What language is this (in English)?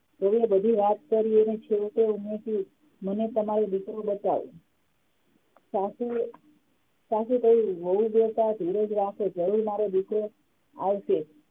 Gujarati